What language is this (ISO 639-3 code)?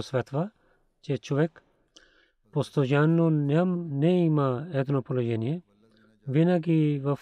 bul